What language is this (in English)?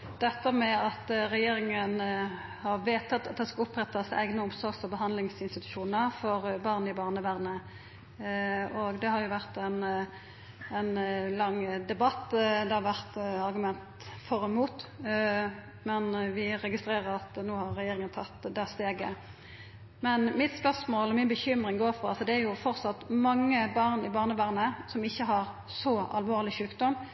Norwegian Nynorsk